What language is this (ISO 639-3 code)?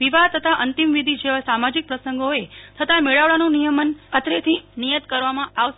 guj